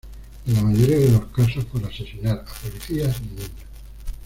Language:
Spanish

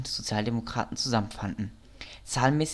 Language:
German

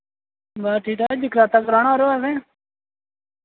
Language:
Dogri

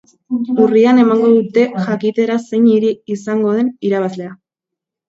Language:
Basque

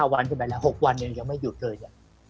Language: Thai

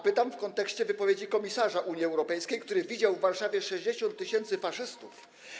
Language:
Polish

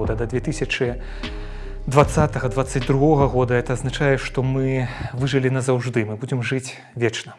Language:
Russian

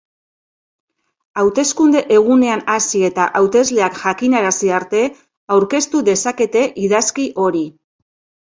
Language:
Basque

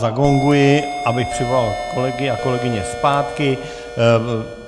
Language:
Czech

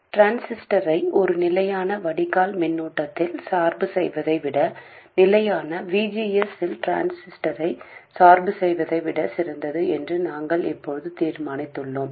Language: Tamil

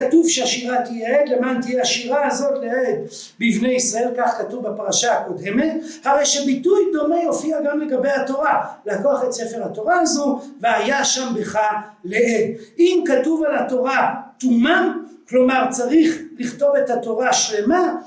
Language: Hebrew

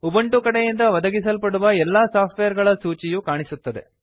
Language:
Kannada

